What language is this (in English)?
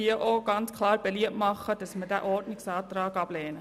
Swiss German